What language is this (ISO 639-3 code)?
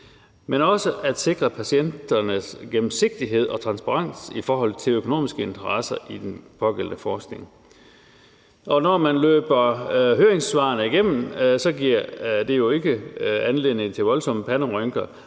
dan